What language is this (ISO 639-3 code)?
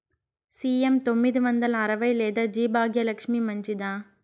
tel